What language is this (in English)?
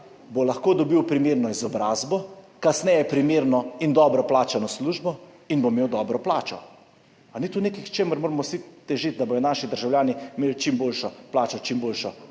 Slovenian